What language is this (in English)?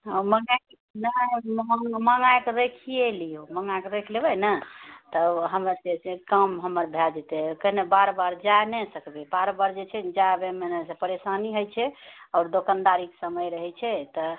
Maithili